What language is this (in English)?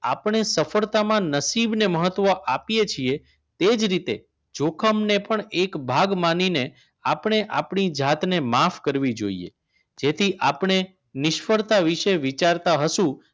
Gujarati